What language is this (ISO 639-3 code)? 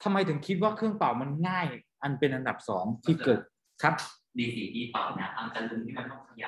tha